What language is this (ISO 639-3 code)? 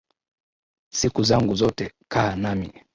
swa